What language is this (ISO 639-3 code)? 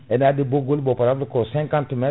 ful